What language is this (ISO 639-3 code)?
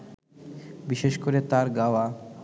ben